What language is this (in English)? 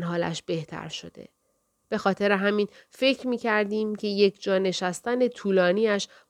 Persian